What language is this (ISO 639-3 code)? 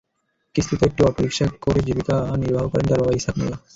ben